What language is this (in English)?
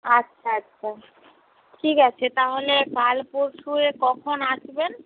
Bangla